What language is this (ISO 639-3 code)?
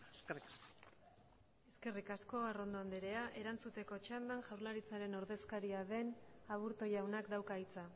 eus